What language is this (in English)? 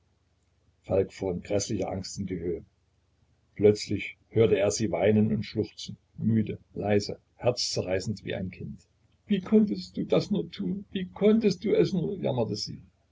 German